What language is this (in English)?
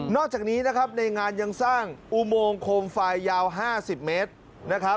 Thai